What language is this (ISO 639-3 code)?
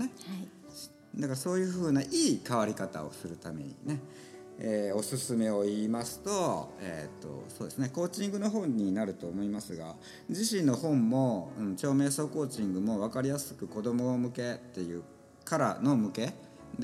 jpn